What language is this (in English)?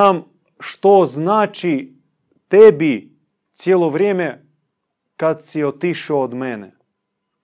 Croatian